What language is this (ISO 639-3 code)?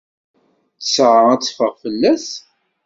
kab